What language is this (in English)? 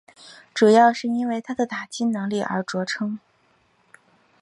Chinese